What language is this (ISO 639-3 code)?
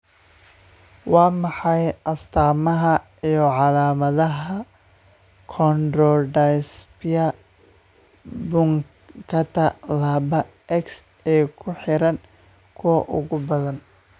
som